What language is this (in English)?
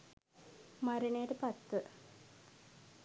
Sinhala